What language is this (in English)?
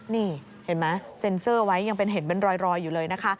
Thai